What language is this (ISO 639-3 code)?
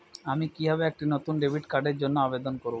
ben